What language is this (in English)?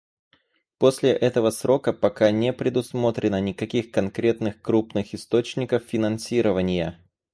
Russian